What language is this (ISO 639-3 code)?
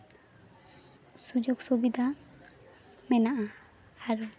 sat